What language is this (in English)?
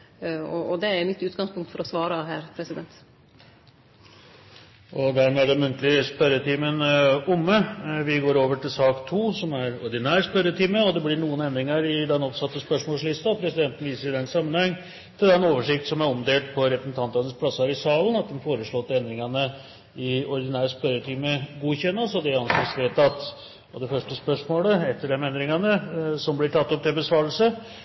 Norwegian